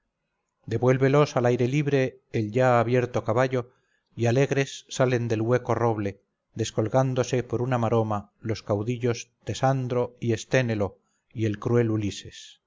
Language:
Spanish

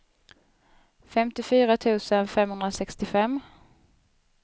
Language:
Swedish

